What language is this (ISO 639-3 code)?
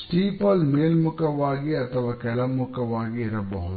kan